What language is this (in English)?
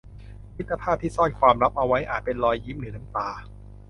Thai